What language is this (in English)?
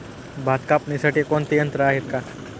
Marathi